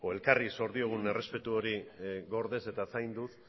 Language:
Basque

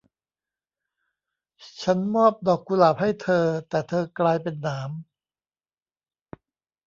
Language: Thai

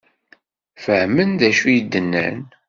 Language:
Kabyle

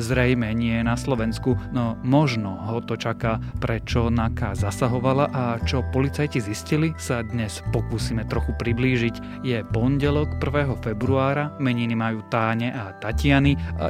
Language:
Slovak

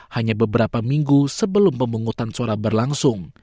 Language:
Indonesian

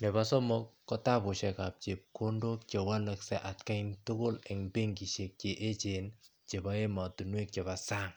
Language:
Kalenjin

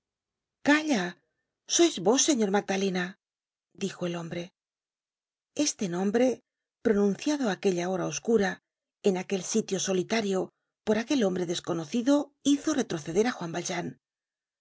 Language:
Spanish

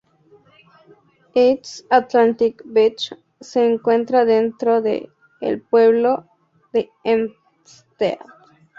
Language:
Spanish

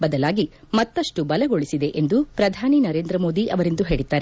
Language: Kannada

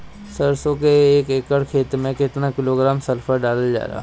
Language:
Bhojpuri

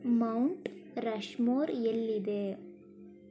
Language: Kannada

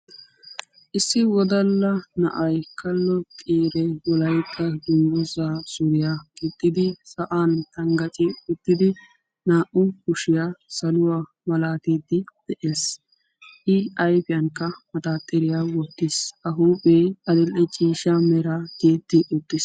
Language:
Wolaytta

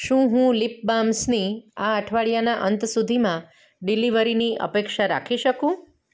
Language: Gujarati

